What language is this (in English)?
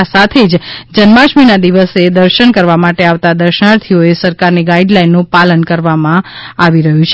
Gujarati